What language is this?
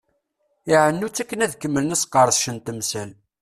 Kabyle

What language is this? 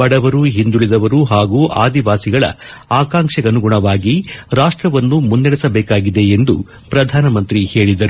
Kannada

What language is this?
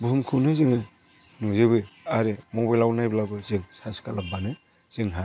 Bodo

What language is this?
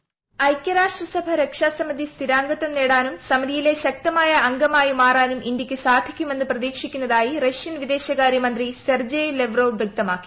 Malayalam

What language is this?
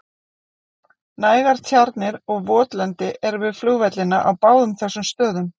Icelandic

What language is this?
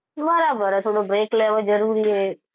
Gujarati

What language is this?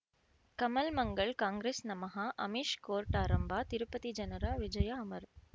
Kannada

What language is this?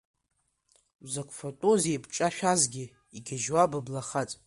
Abkhazian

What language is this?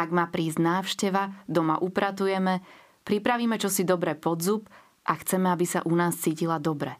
Slovak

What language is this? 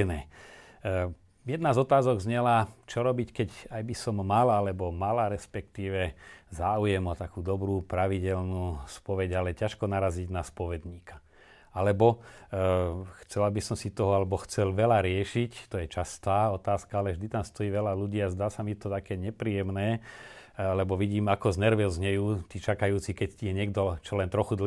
Slovak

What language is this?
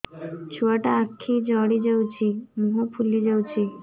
Odia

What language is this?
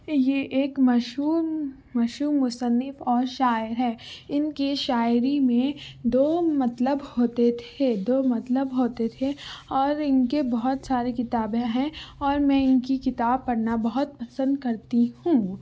Urdu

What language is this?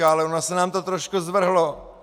Czech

